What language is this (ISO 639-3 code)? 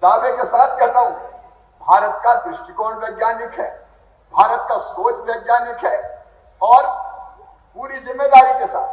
hin